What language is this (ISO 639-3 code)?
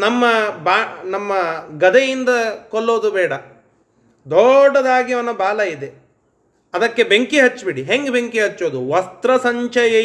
kan